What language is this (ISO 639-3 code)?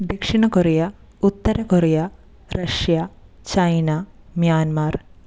mal